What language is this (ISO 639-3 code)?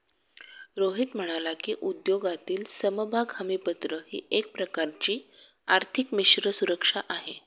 mar